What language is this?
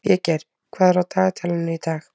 Icelandic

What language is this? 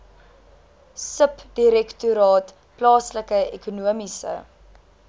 Afrikaans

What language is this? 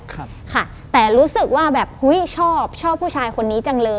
Thai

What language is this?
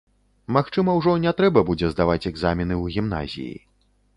Belarusian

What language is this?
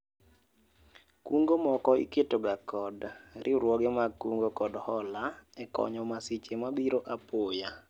Luo (Kenya and Tanzania)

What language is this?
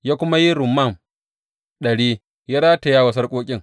Hausa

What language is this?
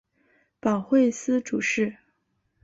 Chinese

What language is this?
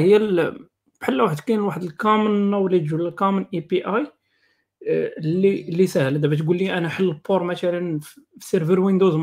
Arabic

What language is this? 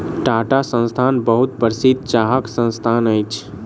Maithili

